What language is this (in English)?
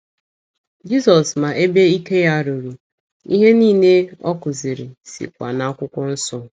Igbo